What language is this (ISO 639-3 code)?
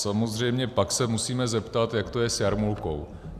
ces